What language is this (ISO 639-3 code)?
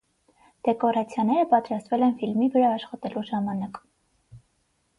hye